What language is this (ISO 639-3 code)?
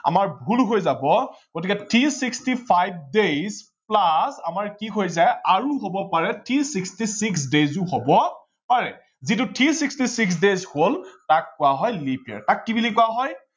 asm